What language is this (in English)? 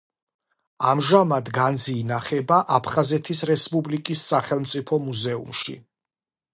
Georgian